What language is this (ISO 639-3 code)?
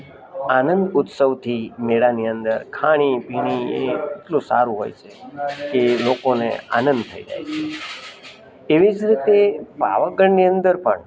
guj